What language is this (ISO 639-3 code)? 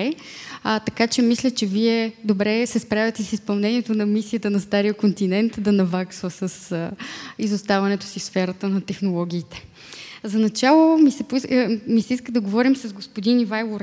bul